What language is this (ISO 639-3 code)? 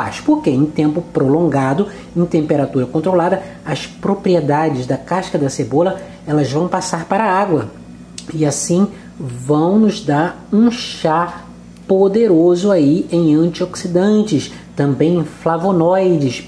por